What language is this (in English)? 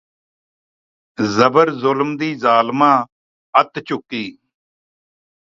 Punjabi